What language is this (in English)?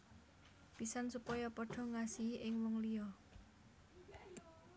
Javanese